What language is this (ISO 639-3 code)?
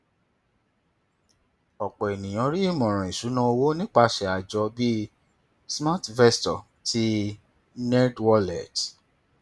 yor